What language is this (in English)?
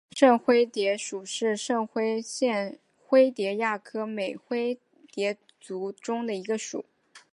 Chinese